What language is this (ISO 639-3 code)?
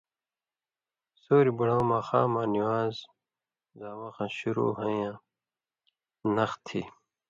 mvy